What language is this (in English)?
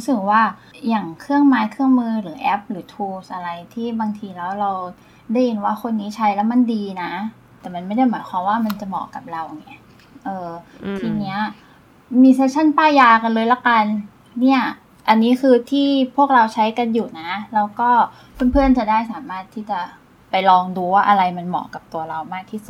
Thai